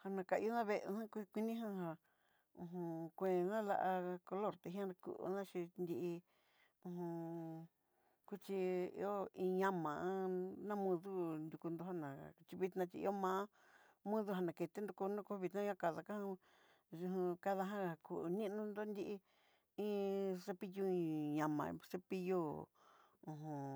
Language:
Southeastern Nochixtlán Mixtec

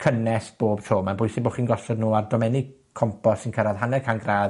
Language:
Welsh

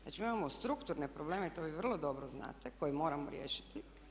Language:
Croatian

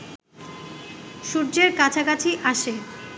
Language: Bangla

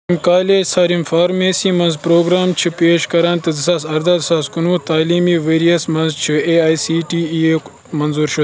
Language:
Kashmiri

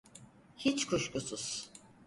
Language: Turkish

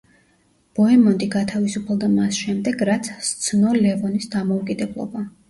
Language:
Georgian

